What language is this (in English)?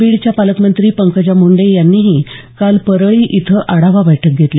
Marathi